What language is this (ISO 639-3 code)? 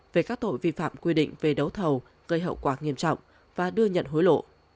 vie